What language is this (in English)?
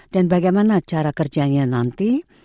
Indonesian